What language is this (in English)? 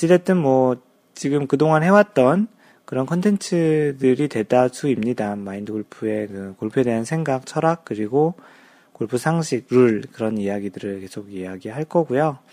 Korean